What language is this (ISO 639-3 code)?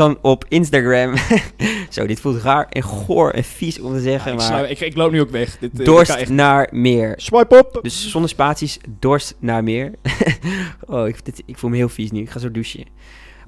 nld